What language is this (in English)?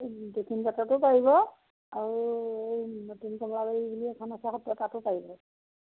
Assamese